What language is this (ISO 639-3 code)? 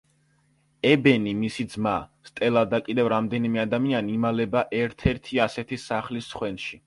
kat